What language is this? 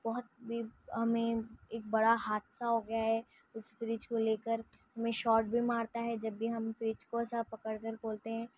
Urdu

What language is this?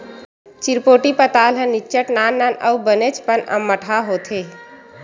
Chhattisgarhi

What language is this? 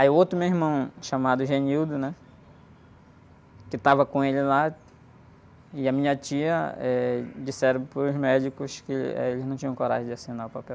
Portuguese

